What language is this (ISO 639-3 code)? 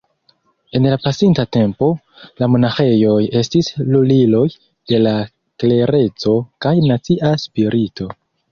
epo